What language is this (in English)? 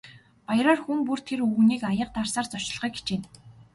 Mongolian